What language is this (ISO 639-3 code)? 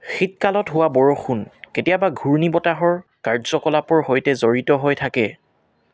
asm